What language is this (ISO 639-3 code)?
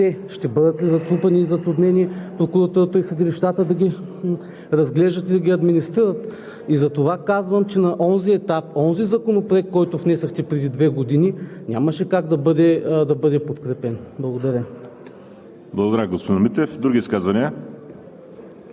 bul